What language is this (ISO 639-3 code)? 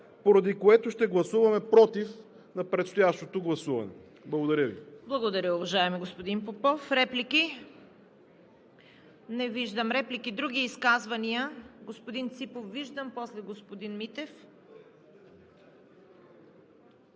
bul